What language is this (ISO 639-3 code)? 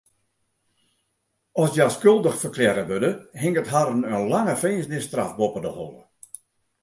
fry